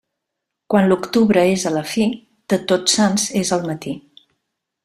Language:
Catalan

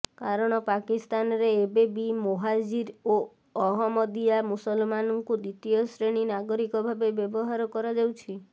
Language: Odia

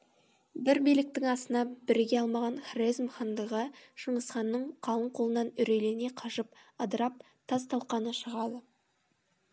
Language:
Kazakh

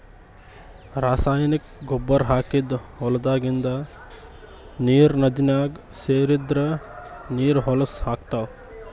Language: Kannada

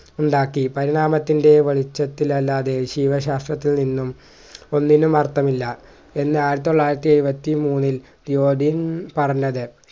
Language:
Malayalam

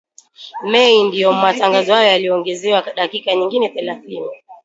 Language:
Swahili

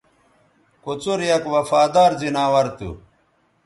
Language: Bateri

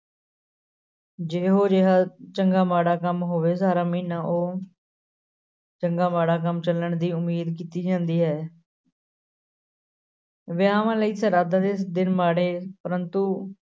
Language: Punjabi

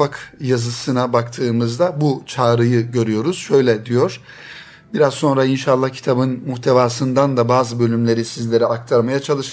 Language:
Turkish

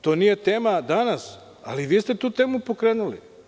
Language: Serbian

